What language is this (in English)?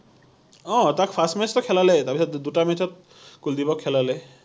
Assamese